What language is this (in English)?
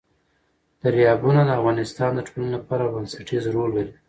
Pashto